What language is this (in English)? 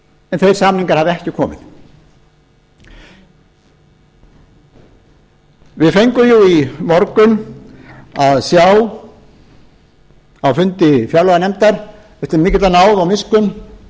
Icelandic